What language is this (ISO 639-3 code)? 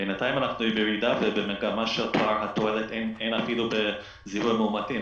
heb